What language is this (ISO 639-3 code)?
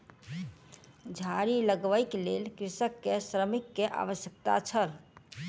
mai